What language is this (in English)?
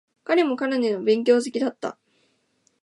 Japanese